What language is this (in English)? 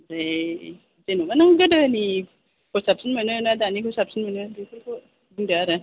Bodo